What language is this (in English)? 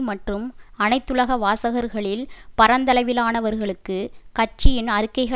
Tamil